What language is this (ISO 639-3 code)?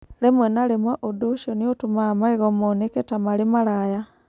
kik